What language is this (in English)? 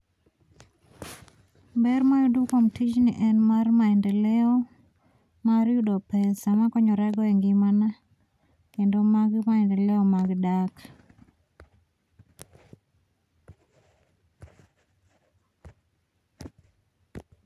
Luo (Kenya and Tanzania)